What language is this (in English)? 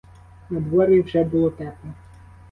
Ukrainian